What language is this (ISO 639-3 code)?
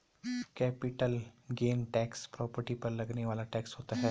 hin